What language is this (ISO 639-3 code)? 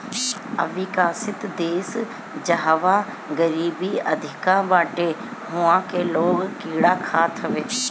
bho